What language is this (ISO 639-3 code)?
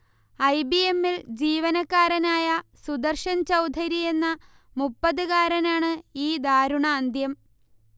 mal